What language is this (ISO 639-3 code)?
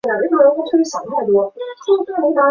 zho